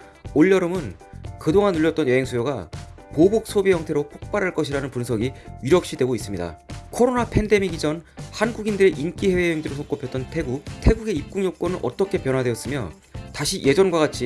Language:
Korean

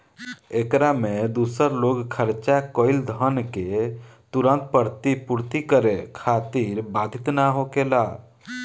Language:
Bhojpuri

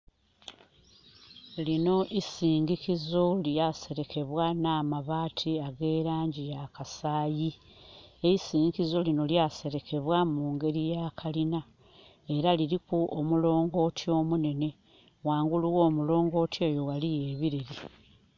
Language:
Soga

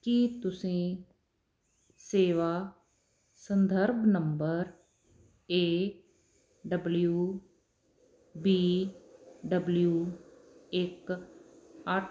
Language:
Punjabi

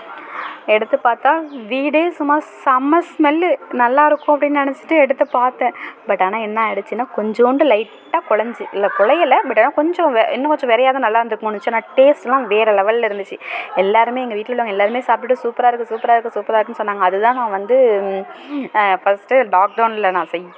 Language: Tamil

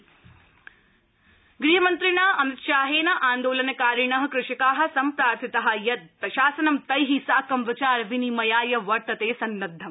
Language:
Sanskrit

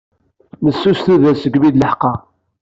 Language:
Kabyle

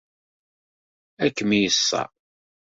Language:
Kabyle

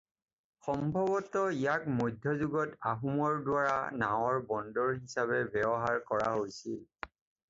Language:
Assamese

